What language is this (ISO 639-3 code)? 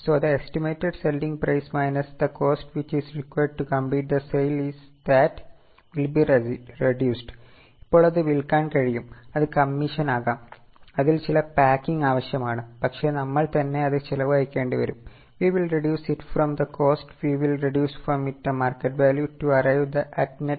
mal